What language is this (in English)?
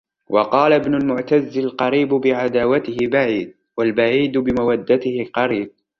Arabic